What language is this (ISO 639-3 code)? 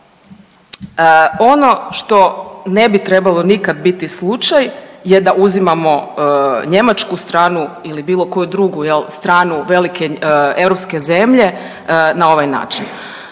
hrv